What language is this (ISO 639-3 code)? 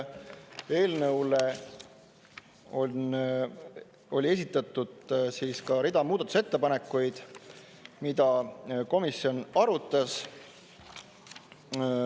est